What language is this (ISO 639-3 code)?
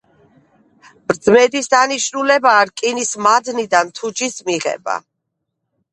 kat